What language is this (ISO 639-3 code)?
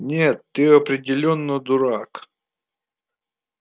rus